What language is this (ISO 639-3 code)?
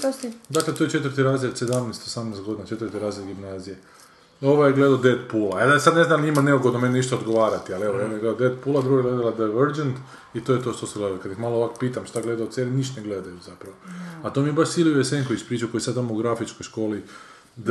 hrv